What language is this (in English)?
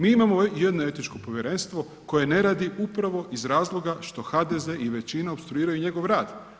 Croatian